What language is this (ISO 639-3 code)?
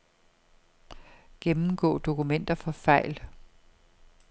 dan